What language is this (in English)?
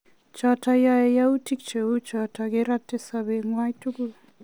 Kalenjin